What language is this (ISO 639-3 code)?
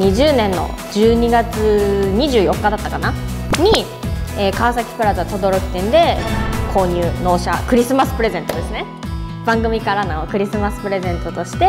jpn